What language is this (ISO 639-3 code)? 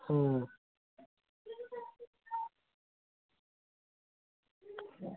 doi